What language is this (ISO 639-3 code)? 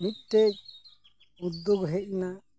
sat